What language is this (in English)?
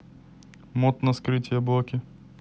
Russian